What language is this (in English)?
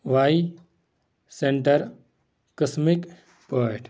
Kashmiri